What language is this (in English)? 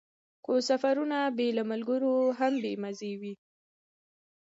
Pashto